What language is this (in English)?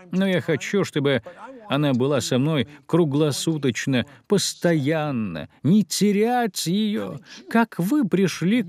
Russian